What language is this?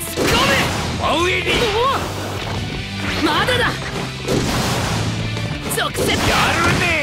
Japanese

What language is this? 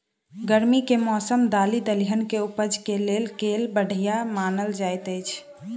Maithili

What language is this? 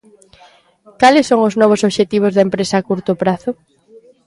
Galician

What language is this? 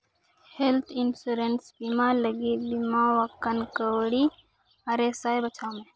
Santali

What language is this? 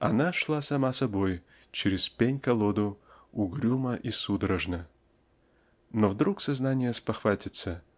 Russian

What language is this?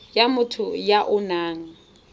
Tswana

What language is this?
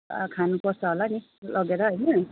Nepali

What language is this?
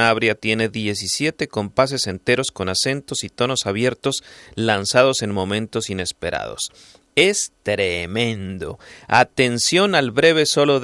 Spanish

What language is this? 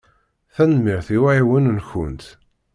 Kabyle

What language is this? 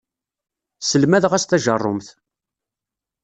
Kabyle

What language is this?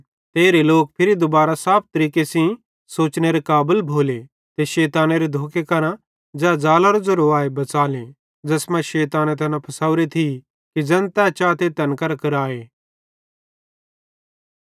Bhadrawahi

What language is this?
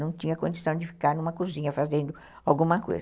Portuguese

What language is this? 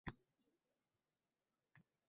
Uzbek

